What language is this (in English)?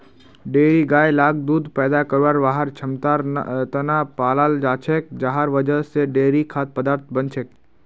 Magahi